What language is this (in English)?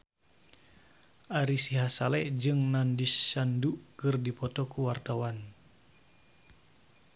Sundanese